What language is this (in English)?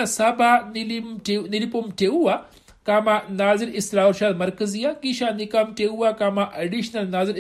Swahili